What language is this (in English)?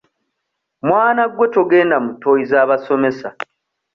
Ganda